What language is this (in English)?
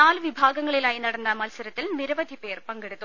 Malayalam